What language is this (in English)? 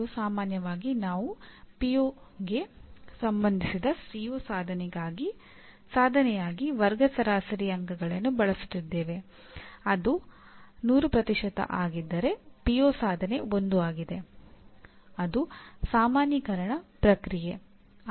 Kannada